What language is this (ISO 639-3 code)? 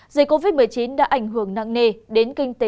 vie